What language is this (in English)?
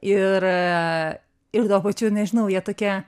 Lithuanian